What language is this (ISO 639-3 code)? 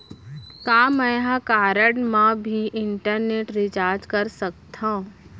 hne